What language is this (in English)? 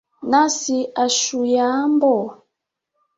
Swahili